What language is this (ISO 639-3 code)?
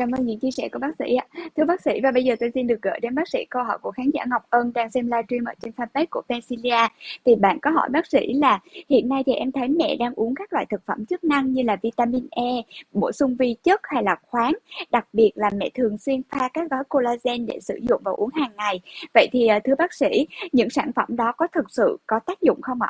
vie